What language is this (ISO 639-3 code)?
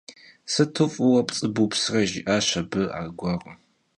kbd